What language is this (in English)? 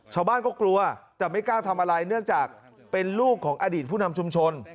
Thai